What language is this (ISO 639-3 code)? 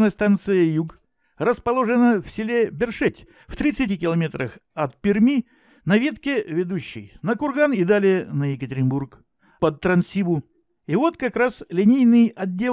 rus